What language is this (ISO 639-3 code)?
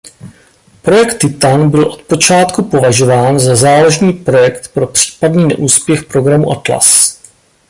ces